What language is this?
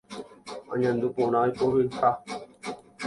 Guarani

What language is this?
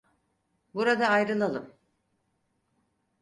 Turkish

